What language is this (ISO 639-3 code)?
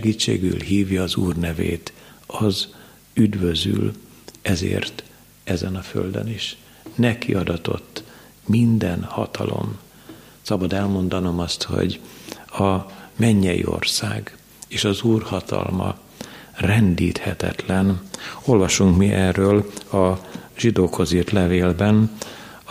hun